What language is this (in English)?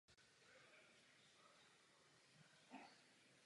Czech